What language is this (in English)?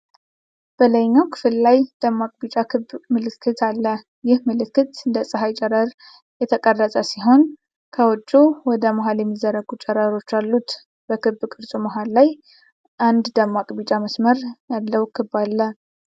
Amharic